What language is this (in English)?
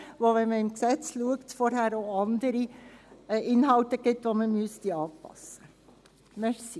Swiss German